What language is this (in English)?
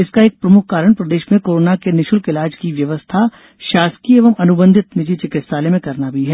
Hindi